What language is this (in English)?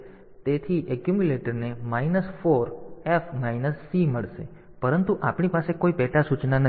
Gujarati